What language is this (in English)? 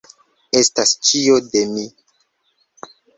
Esperanto